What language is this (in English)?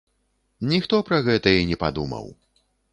Belarusian